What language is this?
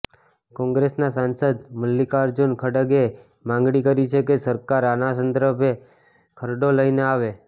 Gujarati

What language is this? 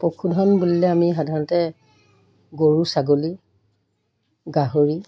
Assamese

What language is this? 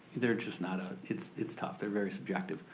English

